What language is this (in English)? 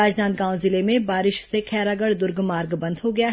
Hindi